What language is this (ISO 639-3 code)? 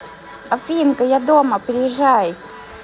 rus